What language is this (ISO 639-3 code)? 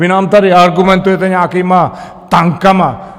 ces